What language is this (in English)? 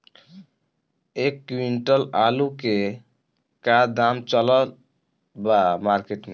Bhojpuri